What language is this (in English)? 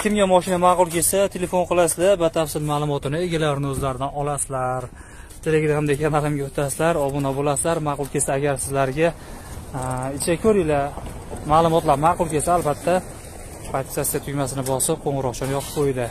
Turkish